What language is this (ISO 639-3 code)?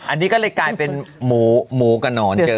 tha